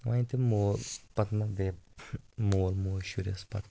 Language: Kashmiri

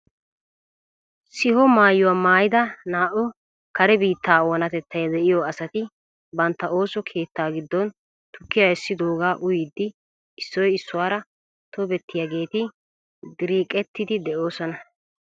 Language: Wolaytta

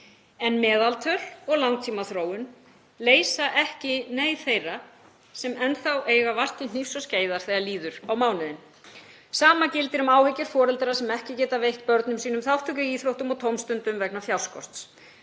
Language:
Icelandic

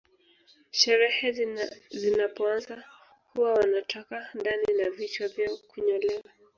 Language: Swahili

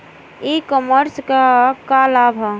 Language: Bhojpuri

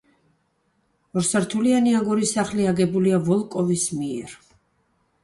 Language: Georgian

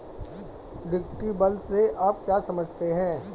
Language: Hindi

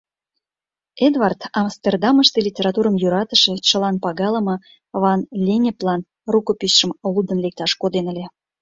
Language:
Mari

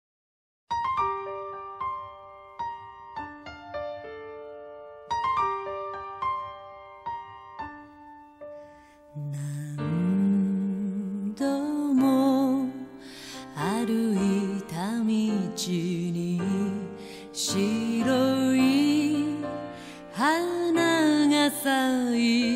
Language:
Japanese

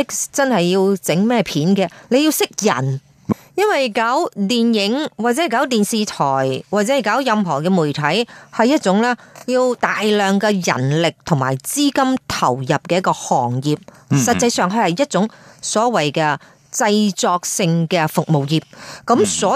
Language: Chinese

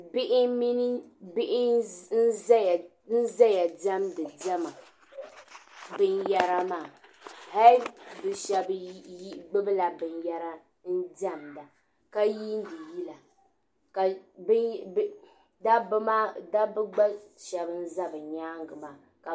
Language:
Dagbani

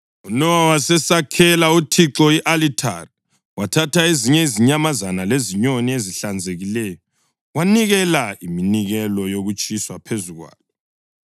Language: North Ndebele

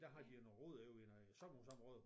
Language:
Danish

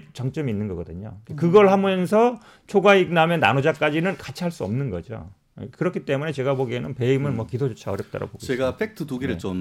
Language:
Korean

